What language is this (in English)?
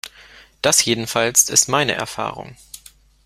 German